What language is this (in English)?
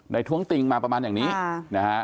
Thai